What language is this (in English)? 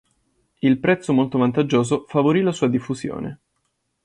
Italian